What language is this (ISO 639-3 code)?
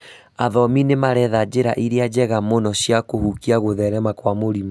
kik